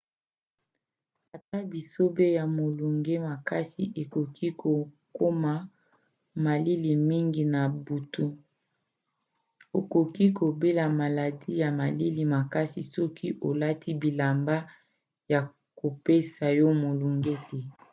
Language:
Lingala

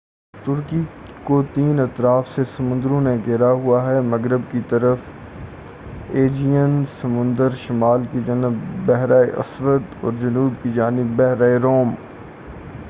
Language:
Urdu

